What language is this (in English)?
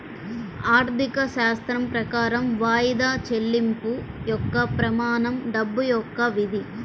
Telugu